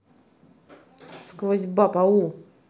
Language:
Russian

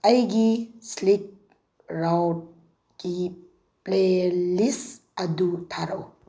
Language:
Manipuri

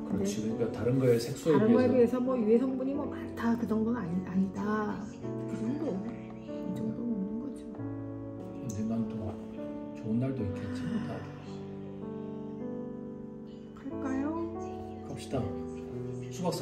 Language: Korean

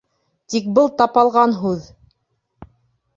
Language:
Bashkir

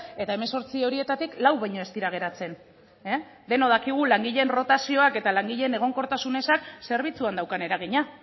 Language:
Basque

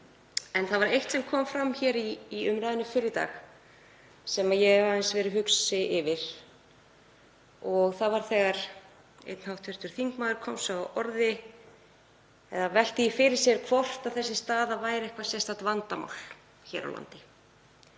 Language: Icelandic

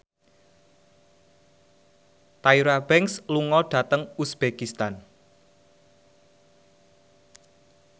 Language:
Javanese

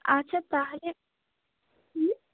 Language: Bangla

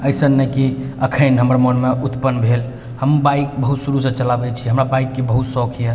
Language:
Maithili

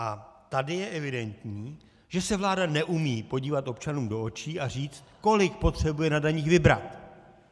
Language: Czech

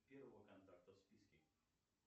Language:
Russian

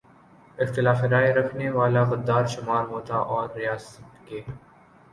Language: Urdu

